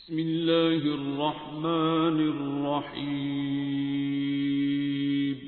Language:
Arabic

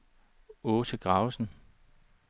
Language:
Danish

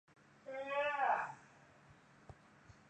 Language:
Chinese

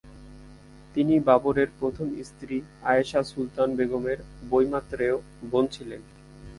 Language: Bangla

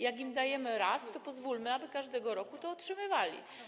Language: Polish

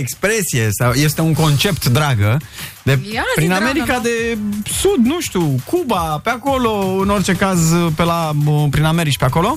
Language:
Romanian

